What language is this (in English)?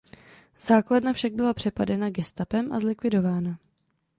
Czech